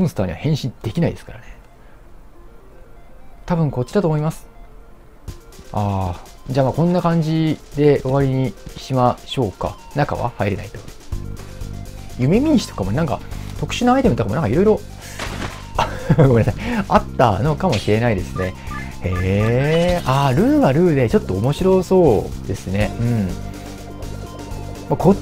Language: Japanese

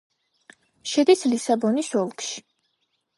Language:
Georgian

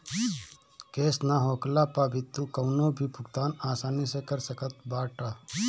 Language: Bhojpuri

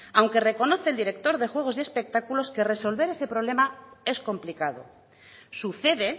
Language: Spanish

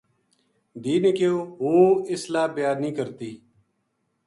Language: Gujari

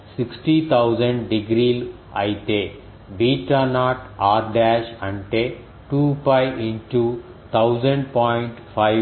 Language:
Telugu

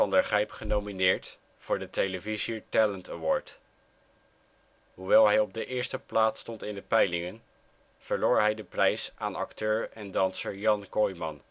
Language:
Dutch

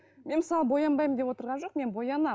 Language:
Kazakh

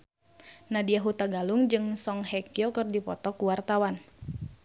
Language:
Sundanese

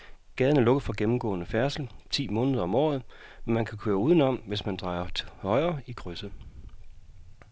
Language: Danish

